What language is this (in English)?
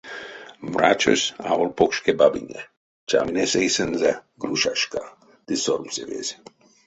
Erzya